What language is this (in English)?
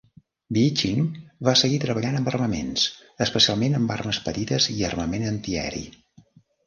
Catalan